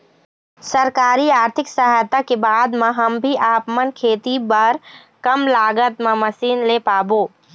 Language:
Chhattisgarhi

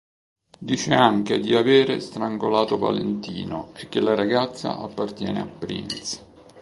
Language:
Italian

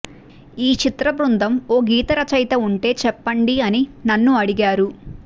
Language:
Telugu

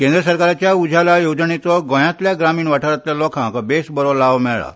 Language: Konkani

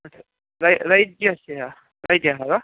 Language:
Sanskrit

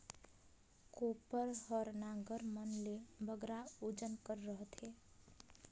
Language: Chhattisgarhi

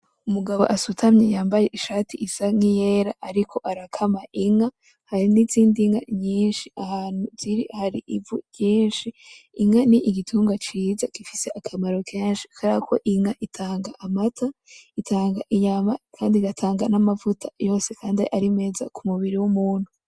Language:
Rundi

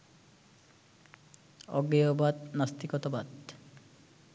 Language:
Bangla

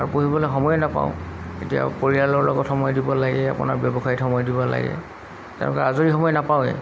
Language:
Assamese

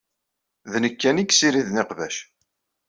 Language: Kabyle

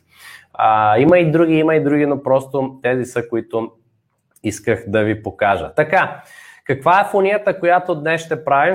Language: Bulgarian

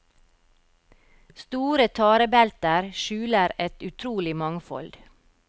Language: Norwegian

